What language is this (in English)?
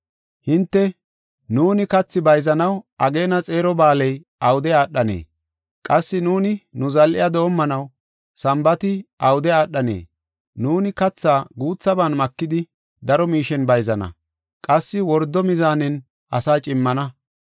Gofa